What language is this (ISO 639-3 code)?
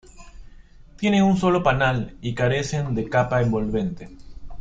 spa